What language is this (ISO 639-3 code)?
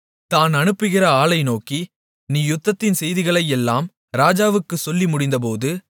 tam